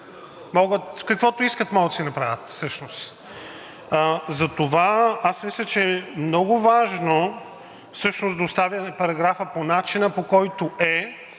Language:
Bulgarian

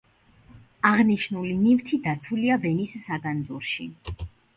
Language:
Georgian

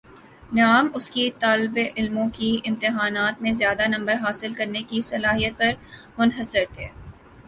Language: Urdu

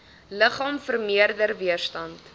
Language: Afrikaans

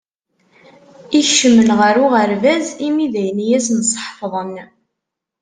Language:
Kabyle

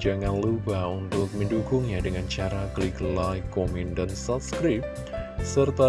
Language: Indonesian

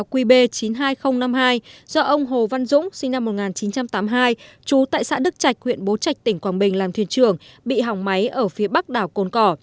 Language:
Vietnamese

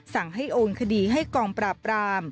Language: Thai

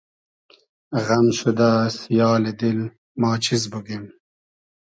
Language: Hazaragi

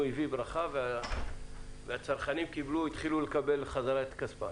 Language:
Hebrew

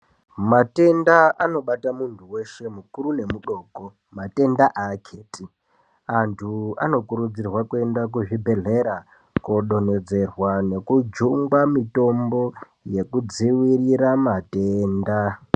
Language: Ndau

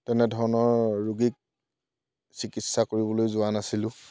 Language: Assamese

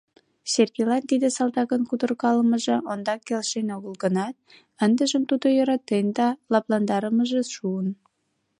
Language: Mari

